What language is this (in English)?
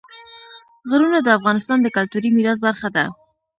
Pashto